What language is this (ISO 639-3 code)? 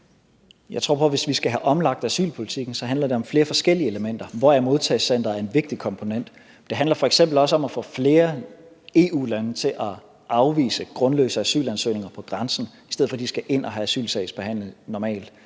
dan